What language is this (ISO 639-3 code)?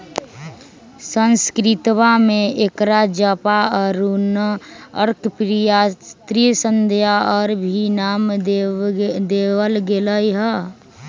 mag